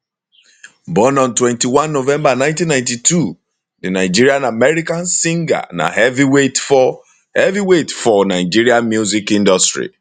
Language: Nigerian Pidgin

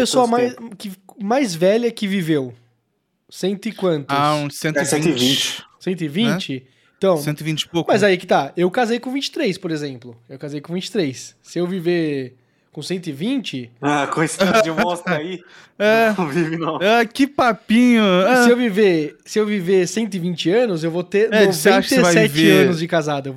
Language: Portuguese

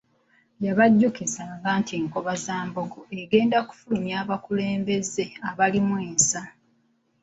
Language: Ganda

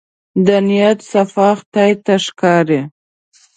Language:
Pashto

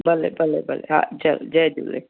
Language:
Sindhi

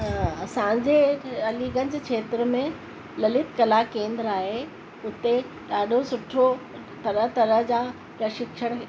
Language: Sindhi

